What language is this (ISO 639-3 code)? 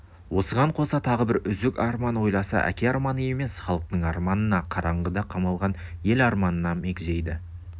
kaz